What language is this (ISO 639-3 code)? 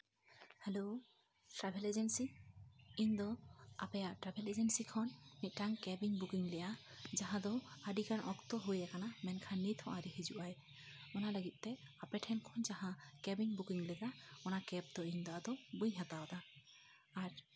sat